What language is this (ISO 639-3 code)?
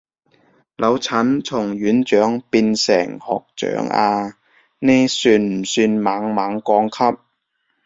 yue